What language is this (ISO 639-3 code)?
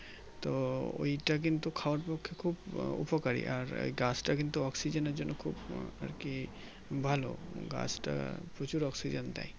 ben